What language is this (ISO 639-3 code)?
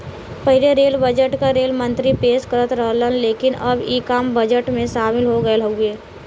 bho